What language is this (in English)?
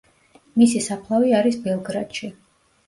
Georgian